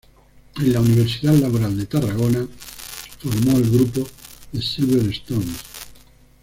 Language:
Spanish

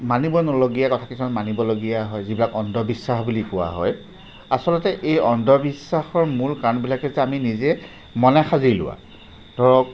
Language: Assamese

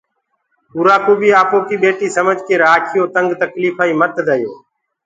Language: Gurgula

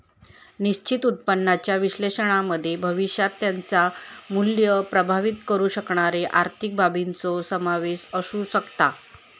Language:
Marathi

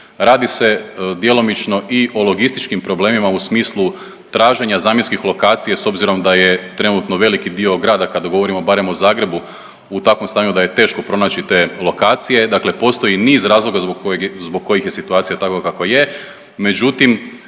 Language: Croatian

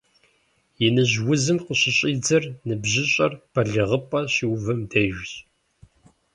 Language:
Kabardian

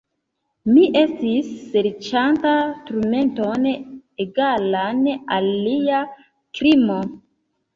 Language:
Esperanto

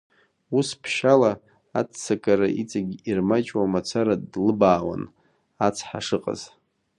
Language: Abkhazian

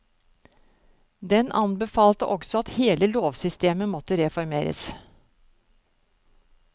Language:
Norwegian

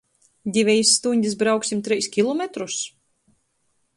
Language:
Latgalian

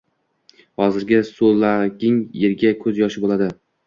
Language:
Uzbek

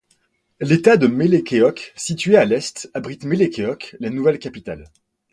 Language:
French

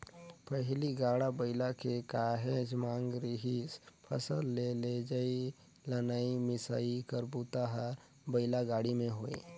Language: Chhattisgarhi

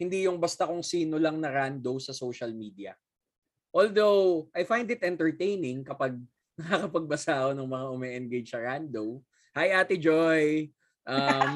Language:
Filipino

